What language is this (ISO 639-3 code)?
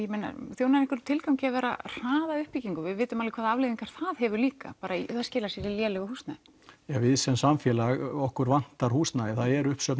isl